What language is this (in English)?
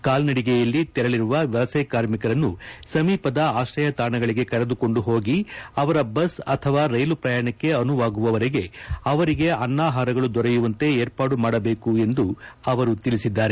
Kannada